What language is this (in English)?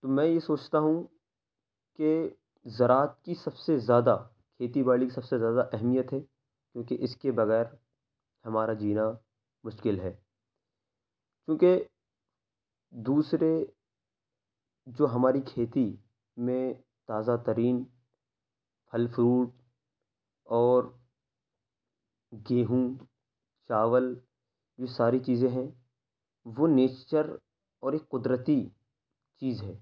Urdu